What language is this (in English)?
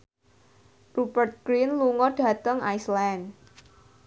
Javanese